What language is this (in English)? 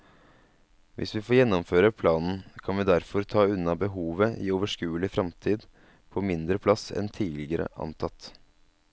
Norwegian